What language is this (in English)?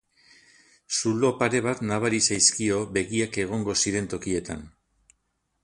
Basque